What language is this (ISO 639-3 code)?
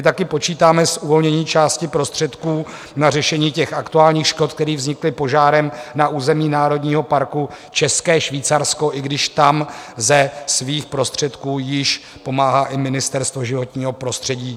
ces